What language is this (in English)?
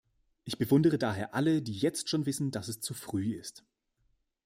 German